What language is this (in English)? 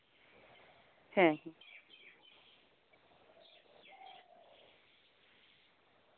Santali